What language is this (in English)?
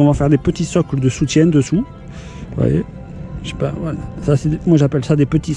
French